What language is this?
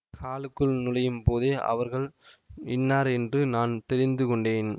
Tamil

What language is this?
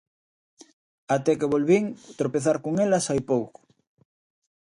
Galician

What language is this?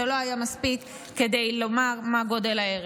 Hebrew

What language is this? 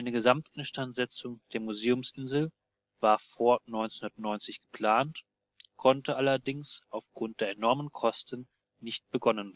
German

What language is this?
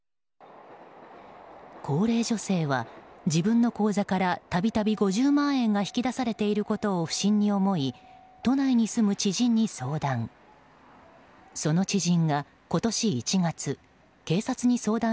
Japanese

